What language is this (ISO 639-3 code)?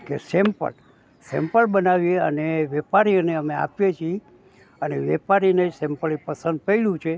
guj